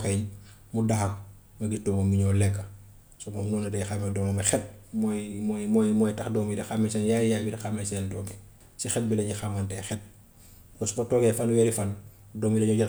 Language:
Gambian Wolof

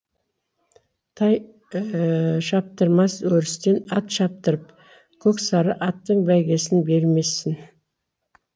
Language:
Kazakh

